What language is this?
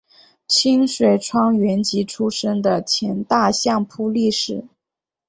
Chinese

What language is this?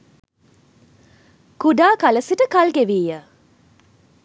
Sinhala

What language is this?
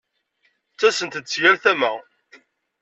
Kabyle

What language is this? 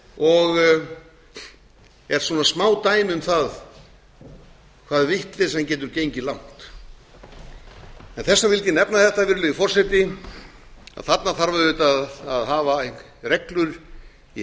Icelandic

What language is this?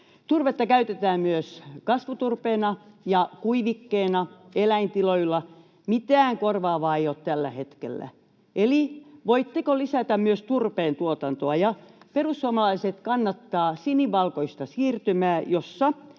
Finnish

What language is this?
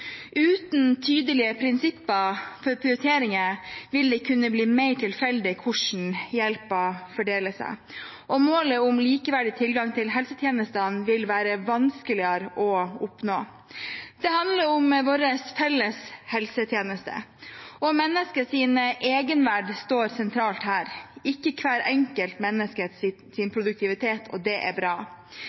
Norwegian Bokmål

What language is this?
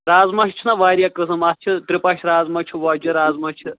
Kashmiri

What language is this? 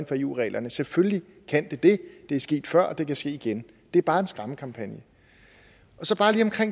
Danish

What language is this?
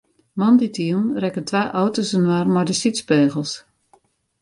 Western Frisian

